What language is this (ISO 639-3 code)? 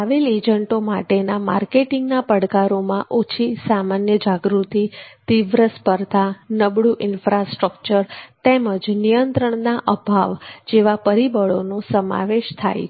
guj